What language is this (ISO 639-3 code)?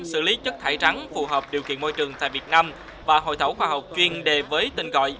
vie